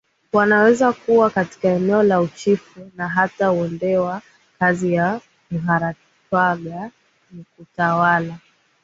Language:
Swahili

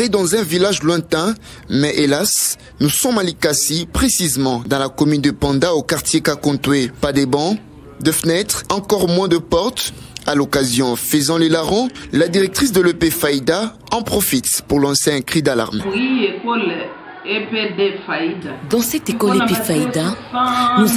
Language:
French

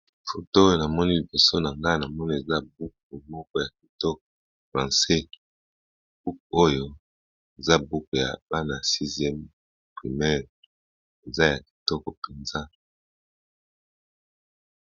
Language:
Lingala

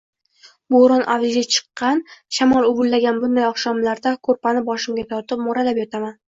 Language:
Uzbek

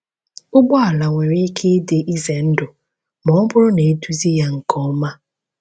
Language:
Igbo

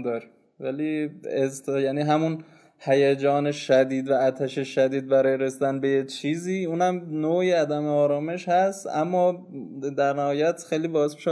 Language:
Persian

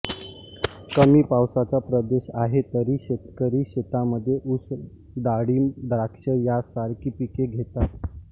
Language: Marathi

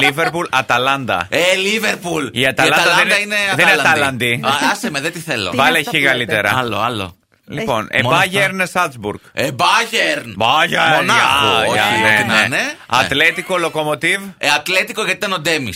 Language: Greek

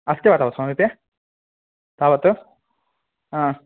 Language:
Sanskrit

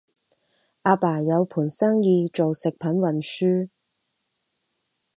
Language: Cantonese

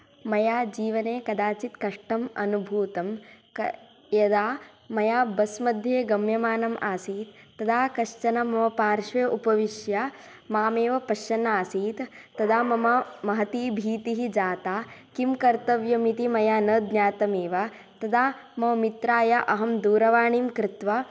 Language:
Sanskrit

